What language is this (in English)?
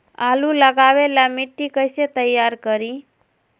Magahi